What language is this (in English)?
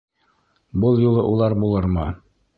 Bashkir